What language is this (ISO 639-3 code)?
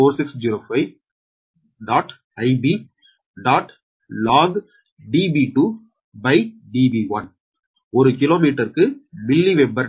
tam